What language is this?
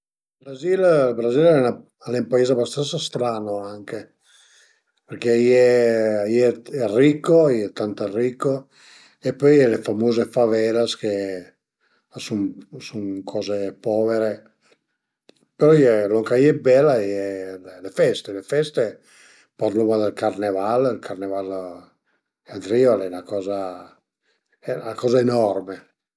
Piedmontese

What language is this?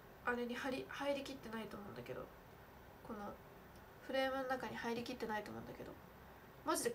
Japanese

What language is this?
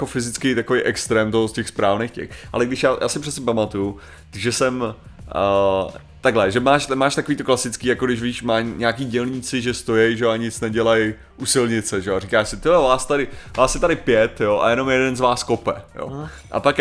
Czech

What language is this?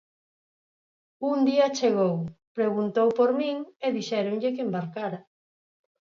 Galician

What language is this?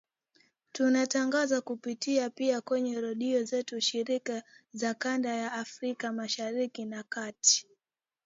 Swahili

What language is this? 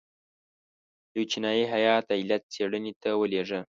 Pashto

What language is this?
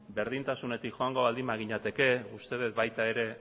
Basque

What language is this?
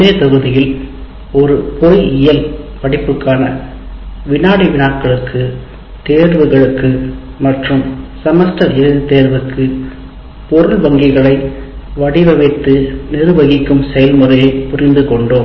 Tamil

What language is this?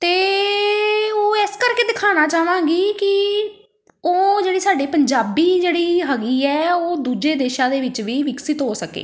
Punjabi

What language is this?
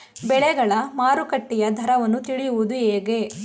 Kannada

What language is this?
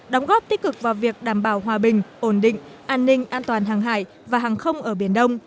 Vietnamese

